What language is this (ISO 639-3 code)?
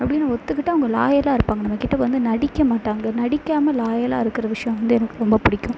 tam